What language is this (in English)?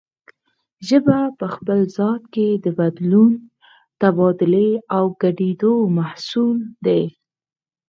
Pashto